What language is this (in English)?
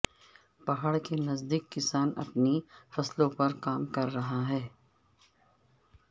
Urdu